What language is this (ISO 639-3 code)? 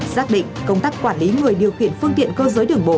vie